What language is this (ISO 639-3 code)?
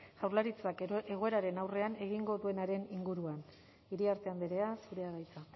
eus